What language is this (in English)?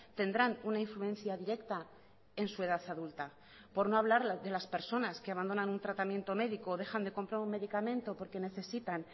Spanish